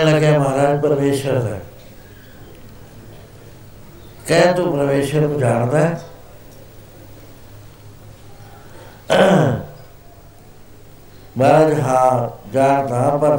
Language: Punjabi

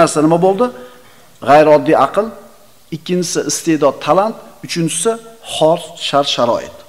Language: Turkish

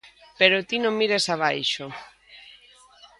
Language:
Galician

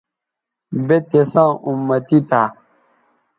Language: Bateri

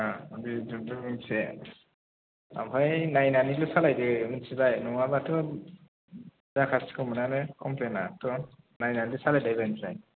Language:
Bodo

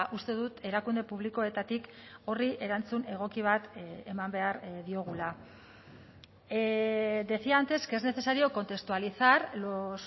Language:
Basque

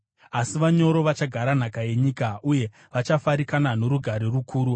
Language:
Shona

